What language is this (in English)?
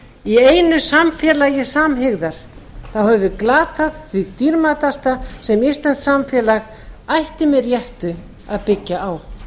Icelandic